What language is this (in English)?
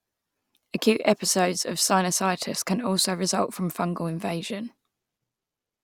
English